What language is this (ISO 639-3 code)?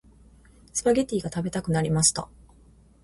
jpn